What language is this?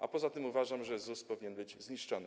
Polish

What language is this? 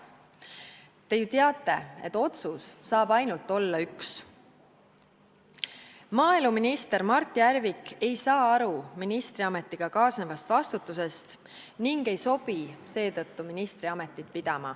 Estonian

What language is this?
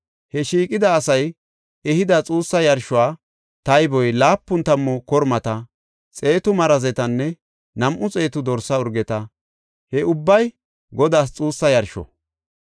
Gofa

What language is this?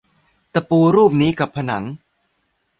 Thai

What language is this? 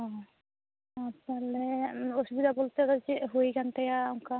Santali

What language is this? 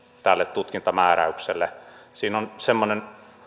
Finnish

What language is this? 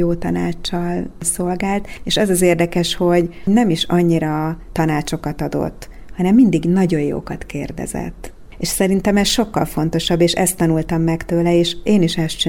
Hungarian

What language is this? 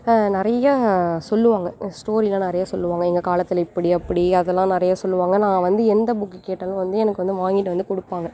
Tamil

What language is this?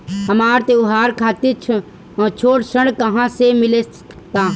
Bhojpuri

